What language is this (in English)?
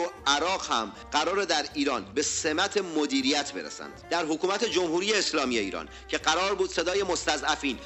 Persian